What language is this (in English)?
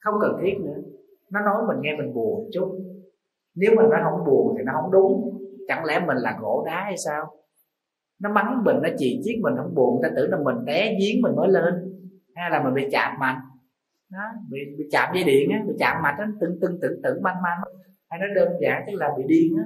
Vietnamese